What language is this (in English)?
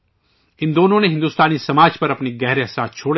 Urdu